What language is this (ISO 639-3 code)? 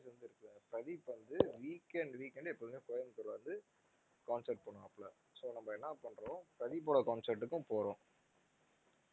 tam